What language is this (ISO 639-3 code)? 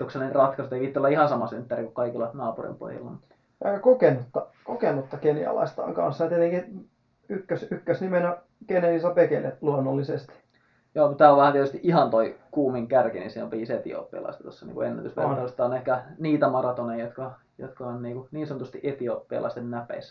fin